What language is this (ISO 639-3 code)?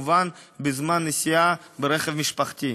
heb